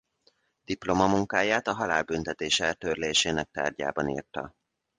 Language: Hungarian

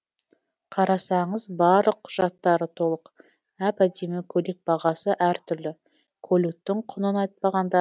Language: Kazakh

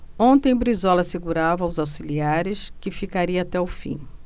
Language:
Portuguese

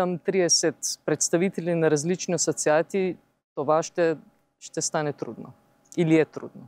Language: Bulgarian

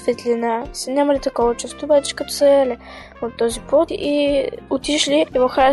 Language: Bulgarian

